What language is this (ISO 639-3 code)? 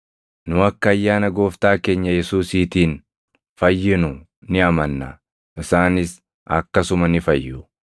orm